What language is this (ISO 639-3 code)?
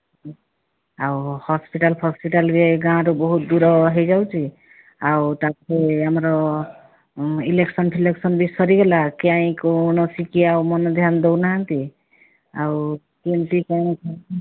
ori